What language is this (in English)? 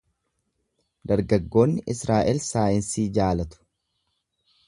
Oromo